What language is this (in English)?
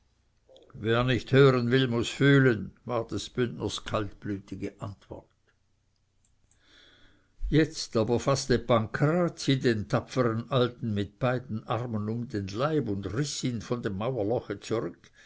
German